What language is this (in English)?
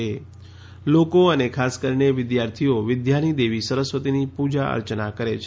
Gujarati